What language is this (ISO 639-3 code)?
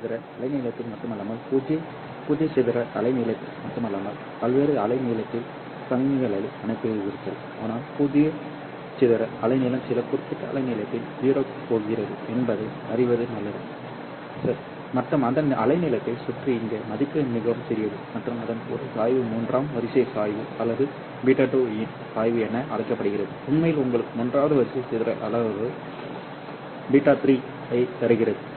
tam